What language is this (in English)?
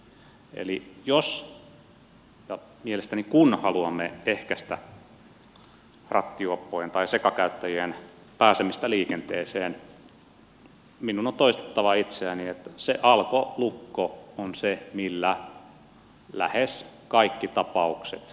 Finnish